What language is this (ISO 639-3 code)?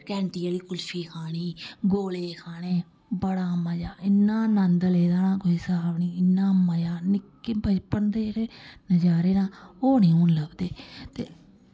doi